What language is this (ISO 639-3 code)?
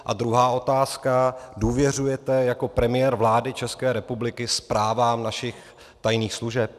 ces